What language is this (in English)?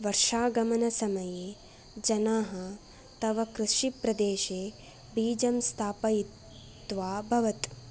Sanskrit